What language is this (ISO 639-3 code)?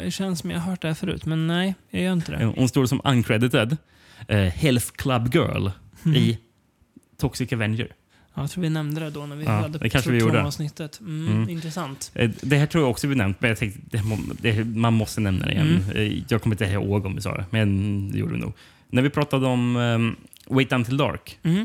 swe